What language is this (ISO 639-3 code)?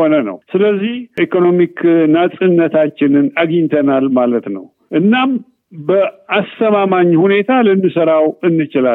amh